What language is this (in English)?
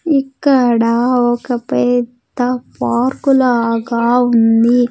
Telugu